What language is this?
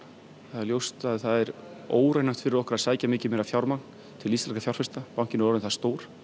Icelandic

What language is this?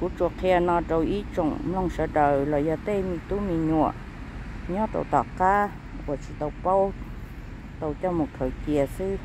Thai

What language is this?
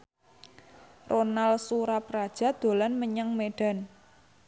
Javanese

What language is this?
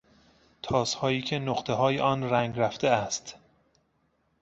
Persian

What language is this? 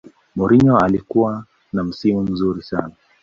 Swahili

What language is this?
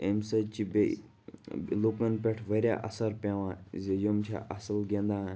Kashmiri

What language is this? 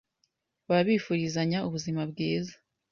Kinyarwanda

